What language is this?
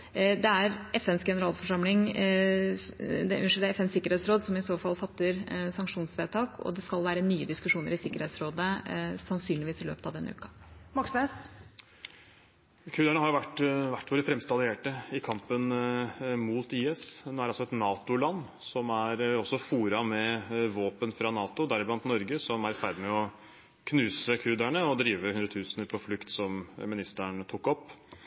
Norwegian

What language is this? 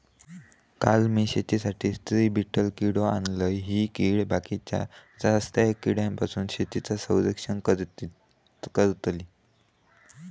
Marathi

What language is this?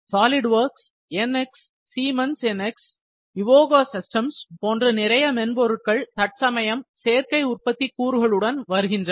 Tamil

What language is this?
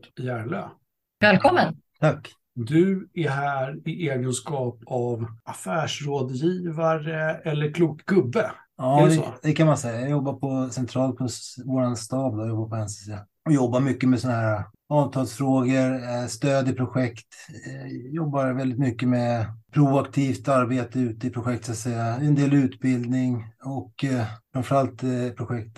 Swedish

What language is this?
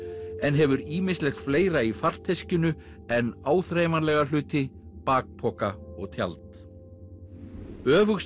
Icelandic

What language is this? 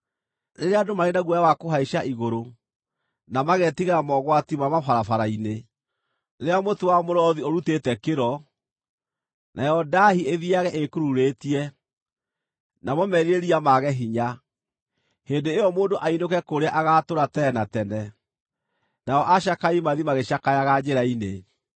Kikuyu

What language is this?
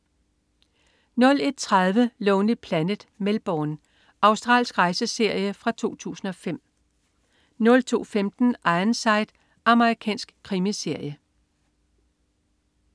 Danish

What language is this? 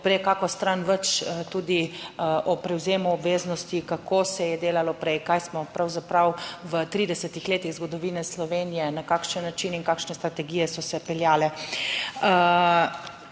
Slovenian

